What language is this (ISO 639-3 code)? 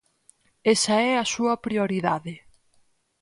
glg